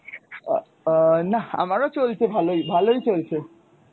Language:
Bangla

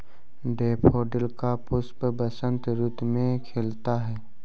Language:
Hindi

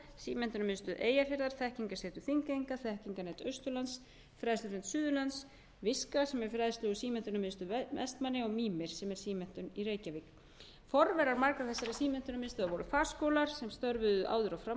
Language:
Icelandic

